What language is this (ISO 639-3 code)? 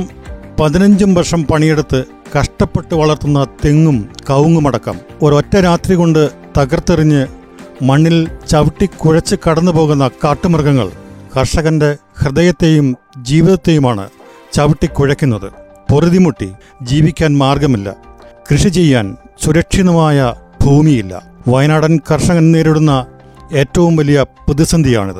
mal